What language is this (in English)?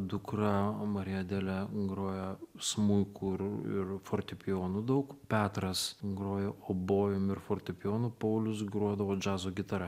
Lithuanian